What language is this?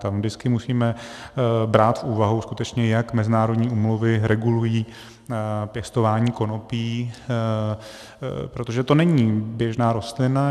Czech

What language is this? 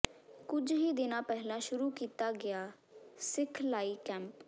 Punjabi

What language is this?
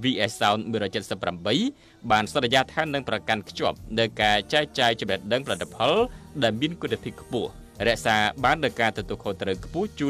Thai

